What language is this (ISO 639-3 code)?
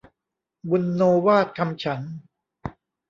tha